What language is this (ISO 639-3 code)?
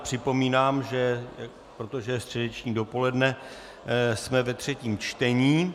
ces